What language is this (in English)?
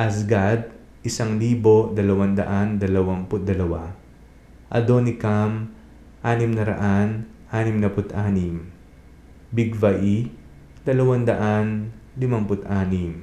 Filipino